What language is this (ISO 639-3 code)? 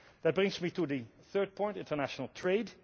eng